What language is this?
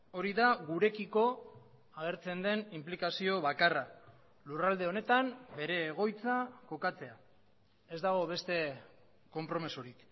Basque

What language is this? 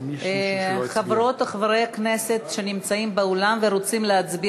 Hebrew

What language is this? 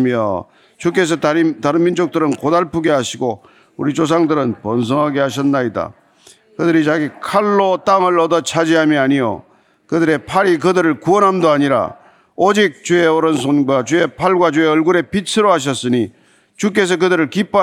Korean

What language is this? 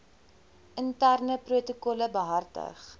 Afrikaans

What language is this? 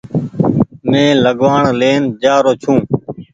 Goaria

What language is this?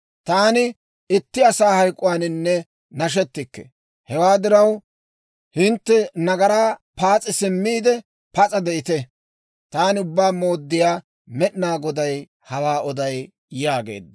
Dawro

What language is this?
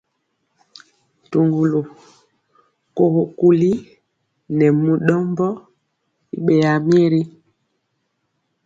Mpiemo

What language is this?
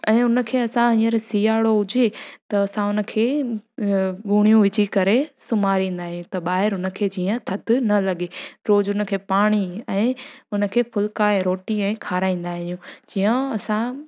Sindhi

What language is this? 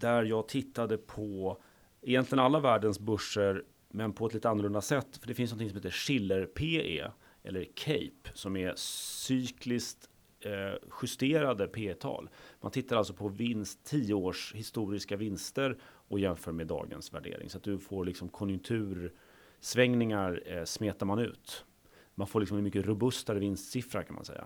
Swedish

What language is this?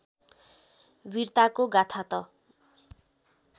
Nepali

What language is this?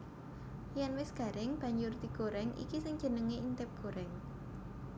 Javanese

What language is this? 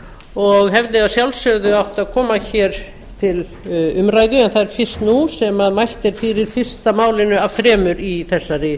Icelandic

